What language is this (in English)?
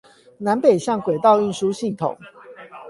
Chinese